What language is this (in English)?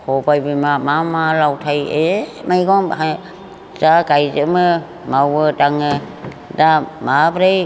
Bodo